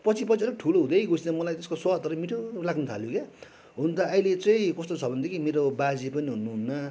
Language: Nepali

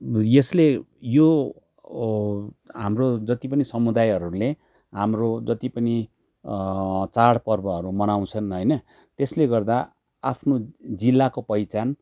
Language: Nepali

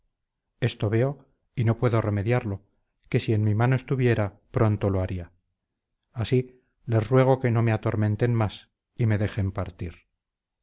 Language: Spanish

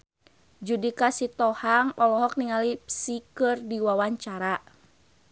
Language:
Sundanese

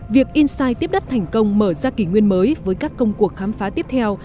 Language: Vietnamese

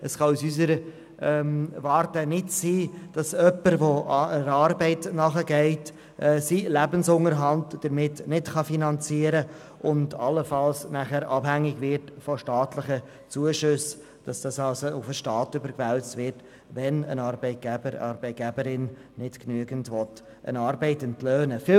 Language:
Swiss German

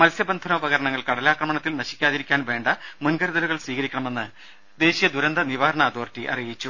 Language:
Malayalam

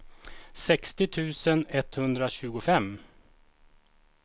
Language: Swedish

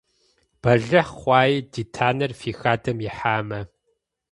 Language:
Kabardian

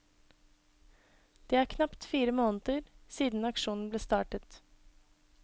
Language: Norwegian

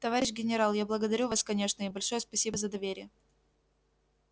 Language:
Russian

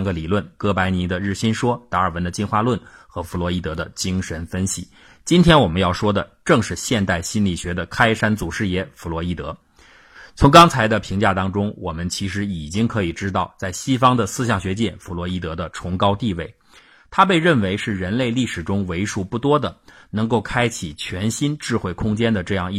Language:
Chinese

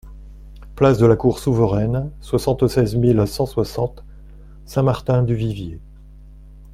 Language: French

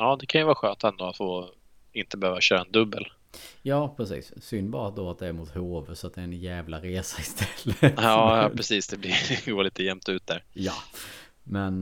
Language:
Swedish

